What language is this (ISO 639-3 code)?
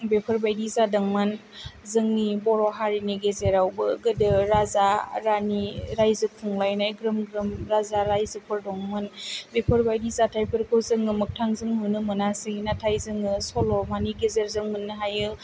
brx